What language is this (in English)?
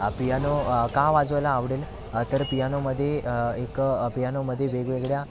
Marathi